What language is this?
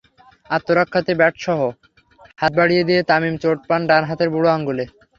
Bangla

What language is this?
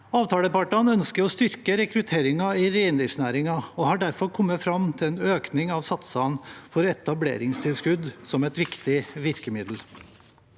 Norwegian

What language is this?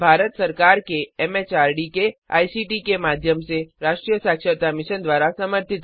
Hindi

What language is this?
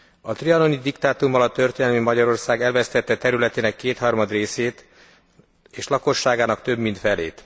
Hungarian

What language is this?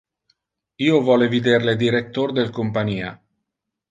Interlingua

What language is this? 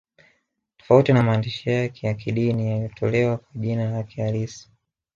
Swahili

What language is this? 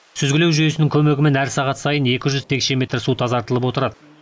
Kazakh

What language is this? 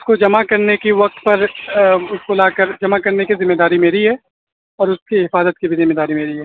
Urdu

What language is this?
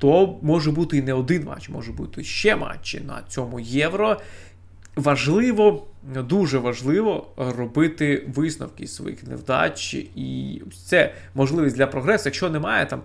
Ukrainian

